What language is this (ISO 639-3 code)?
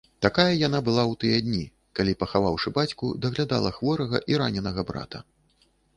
bel